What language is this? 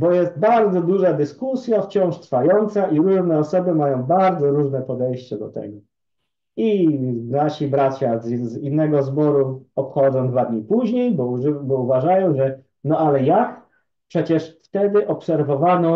Polish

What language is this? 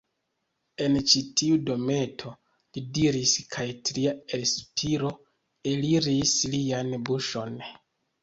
Esperanto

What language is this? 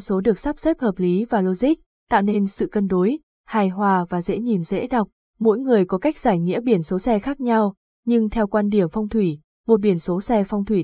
Vietnamese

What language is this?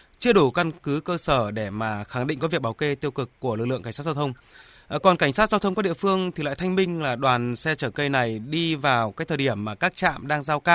Vietnamese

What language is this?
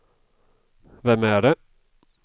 Swedish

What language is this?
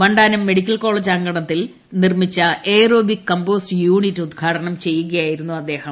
Malayalam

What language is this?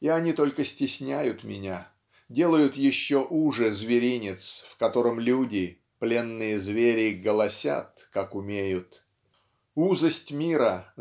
Russian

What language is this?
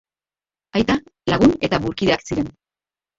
Basque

